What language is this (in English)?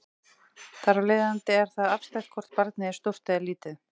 Icelandic